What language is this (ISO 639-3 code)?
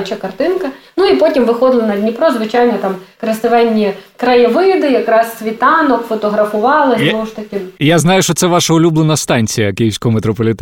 ukr